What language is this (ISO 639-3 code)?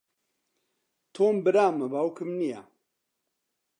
ckb